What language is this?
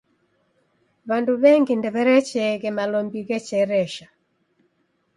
Taita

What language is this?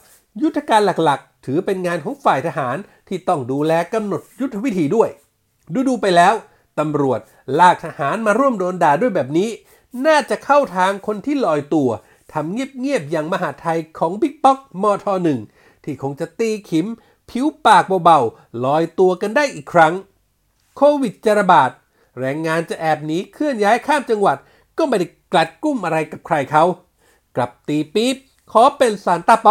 Thai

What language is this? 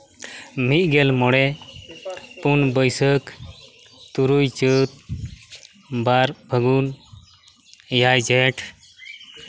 Santali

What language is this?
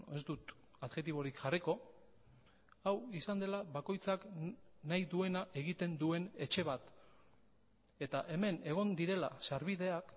Basque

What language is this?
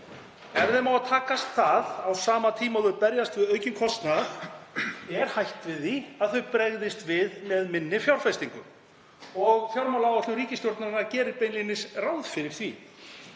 Icelandic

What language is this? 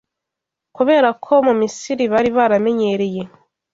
Kinyarwanda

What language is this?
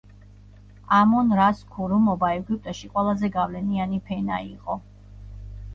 Georgian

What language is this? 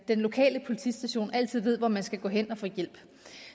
Danish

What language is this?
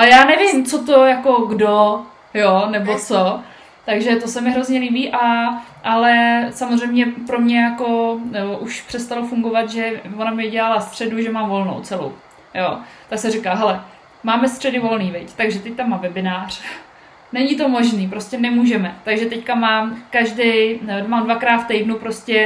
Czech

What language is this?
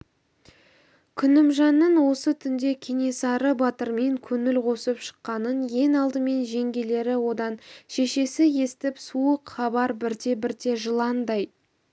Kazakh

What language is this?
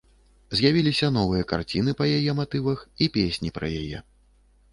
Belarusian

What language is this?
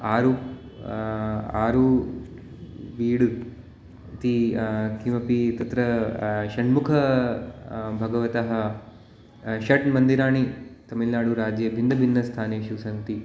Sanskrit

